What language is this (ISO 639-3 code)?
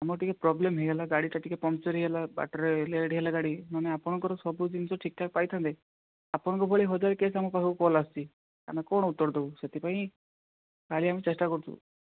ori